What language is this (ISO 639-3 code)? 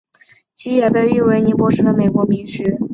zho